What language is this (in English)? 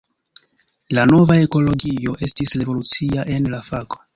Esperanto